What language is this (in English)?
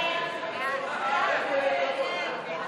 Hebrew